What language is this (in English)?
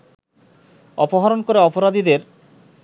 Bangla